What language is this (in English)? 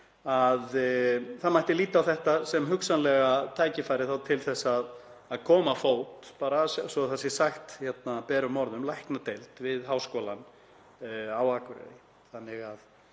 Icelandic